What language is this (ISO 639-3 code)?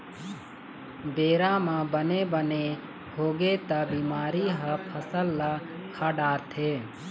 hne